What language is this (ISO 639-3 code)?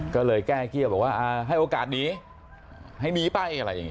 tha